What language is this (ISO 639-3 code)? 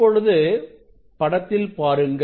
tam